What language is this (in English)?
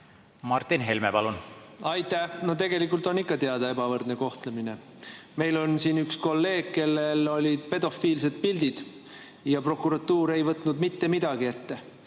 Estonian